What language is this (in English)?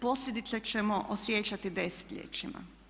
Croatian